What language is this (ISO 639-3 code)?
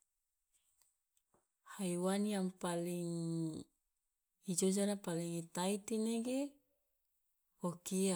loa